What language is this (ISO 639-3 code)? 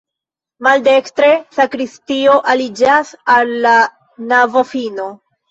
epo